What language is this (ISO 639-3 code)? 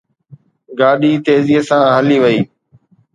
snd